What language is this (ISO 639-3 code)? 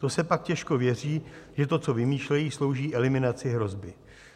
ces